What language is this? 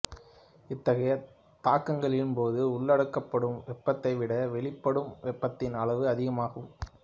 Tamil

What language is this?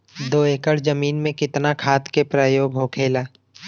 Bhojpuri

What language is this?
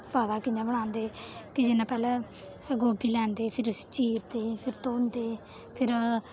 Dogri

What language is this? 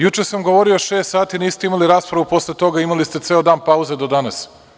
Serbian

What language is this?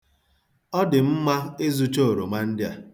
Igbo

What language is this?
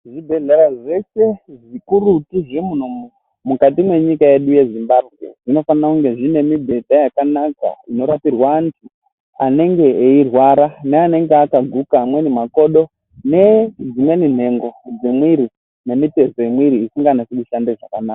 Ndau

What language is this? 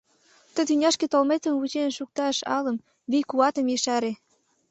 Mari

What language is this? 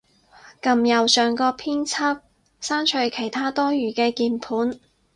Cantonese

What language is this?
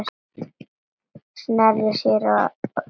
Icelandic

